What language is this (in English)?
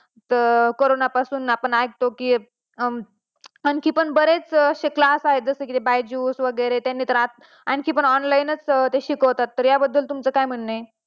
Marathi